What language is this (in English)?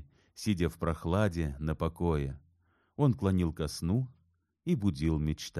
Russian